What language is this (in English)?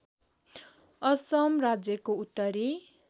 Nepali